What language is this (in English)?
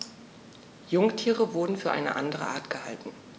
German